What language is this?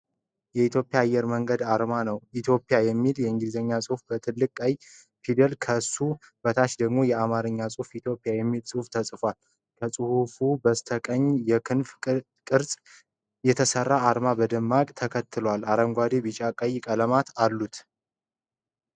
Amharic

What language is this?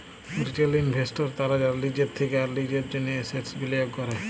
Bangla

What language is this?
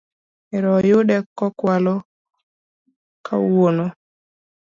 Luo (Kenya and Tanzania)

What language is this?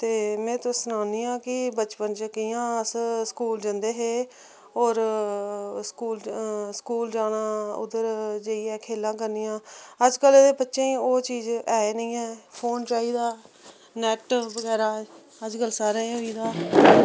Dogri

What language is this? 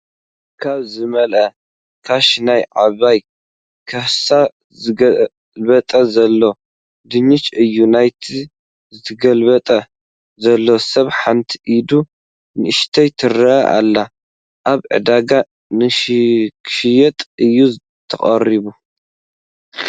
Tigrinya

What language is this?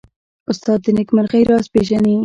Pashto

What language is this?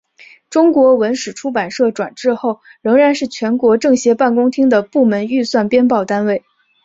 Chinese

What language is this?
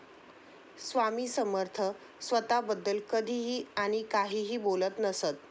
Marathi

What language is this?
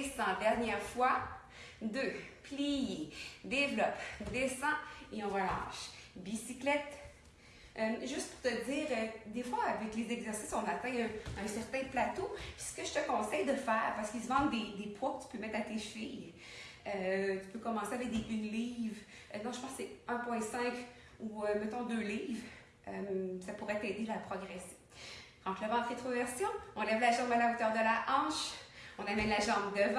French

